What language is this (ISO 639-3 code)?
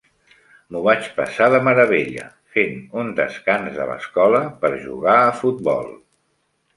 cat